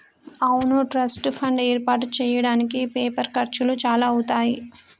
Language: Telugu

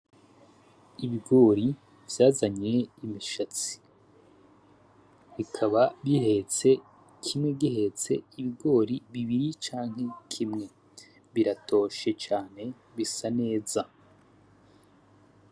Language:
Rundi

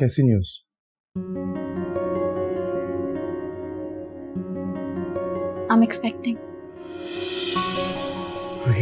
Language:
Hindi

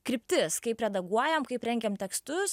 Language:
Lithuanian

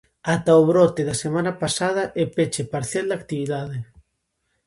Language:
Galician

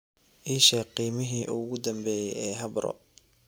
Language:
Somali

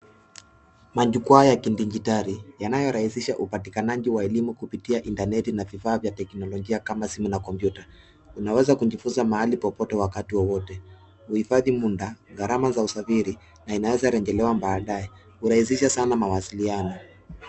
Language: Swahili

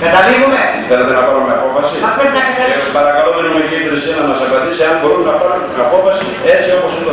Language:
Greek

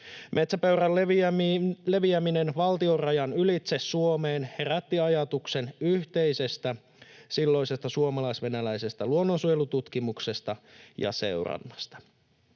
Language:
Finnish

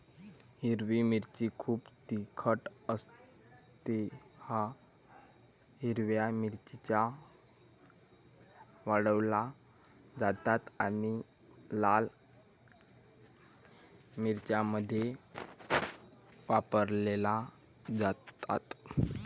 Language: Marathi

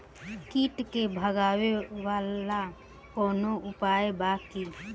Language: Bhojpuri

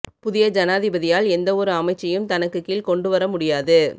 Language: Tamil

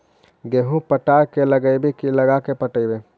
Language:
Magahi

